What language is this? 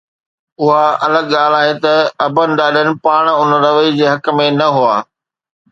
Sindhi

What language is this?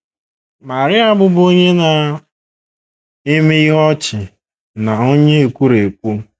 Igbo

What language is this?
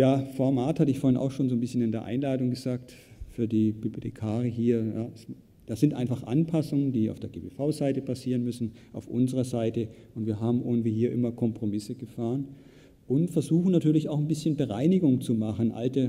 German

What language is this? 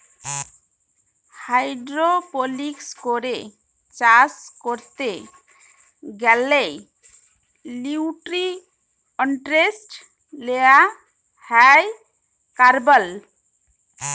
Bangla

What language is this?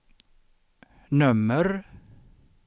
Swedish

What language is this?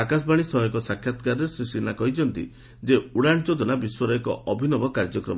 Odia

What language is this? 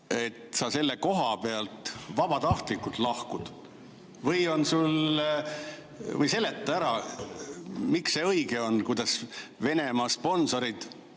Estonian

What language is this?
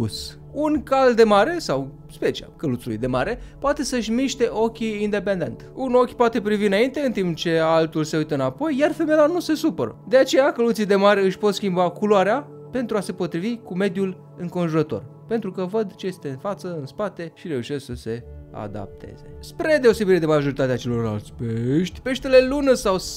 Romanian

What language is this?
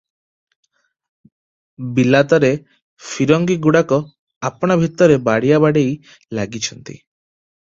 Odia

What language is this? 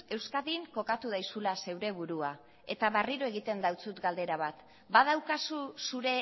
Basque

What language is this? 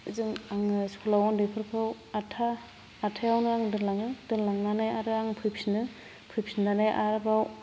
Bodo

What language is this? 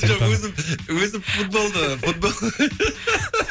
Kazakh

